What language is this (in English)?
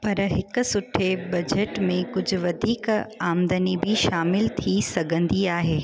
Sindhi